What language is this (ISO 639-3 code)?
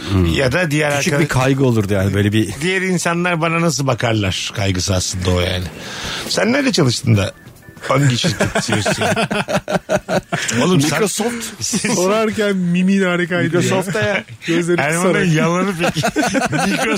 tur